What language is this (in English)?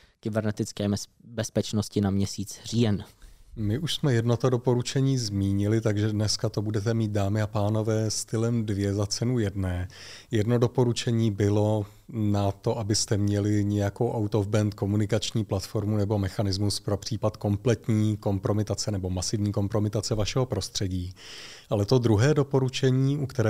Czech